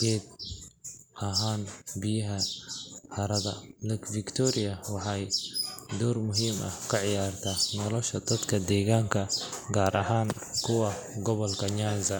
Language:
Somali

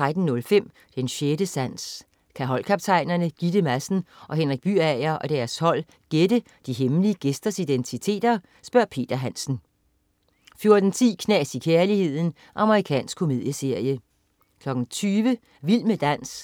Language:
Danish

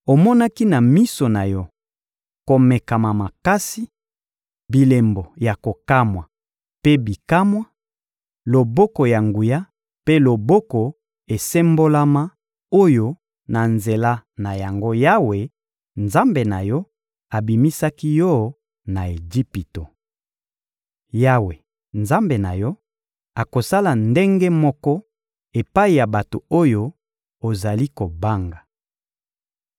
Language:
Lingala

